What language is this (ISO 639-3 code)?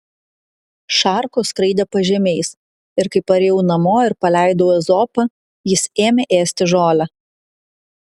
lit